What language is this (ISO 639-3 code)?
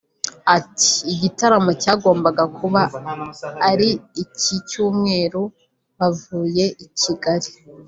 kin